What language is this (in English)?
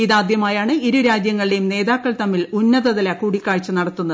Malayalam